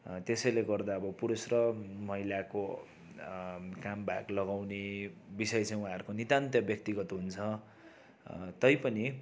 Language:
Nepali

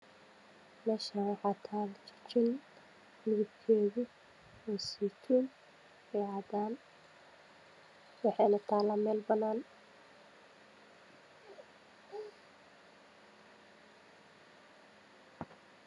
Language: Somali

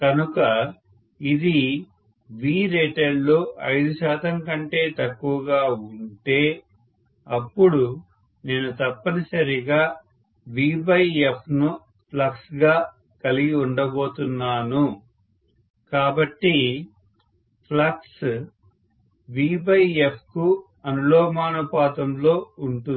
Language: Telugu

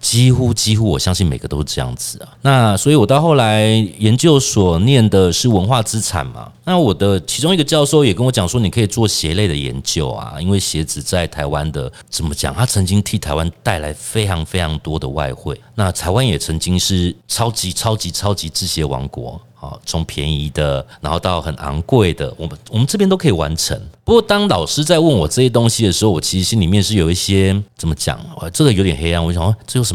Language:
Chinese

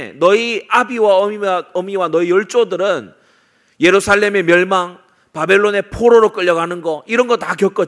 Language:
Korean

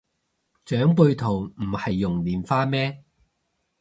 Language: Cantonese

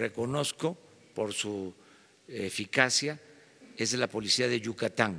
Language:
Spanish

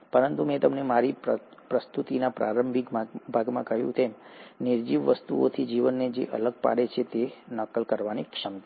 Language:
Gujarati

